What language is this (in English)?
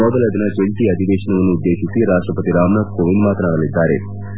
Kannada